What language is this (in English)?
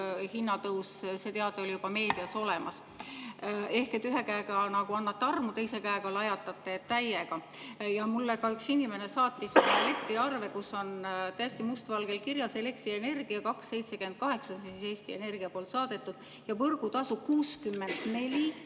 Estonian